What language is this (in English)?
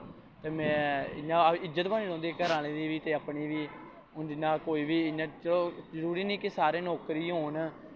Dogri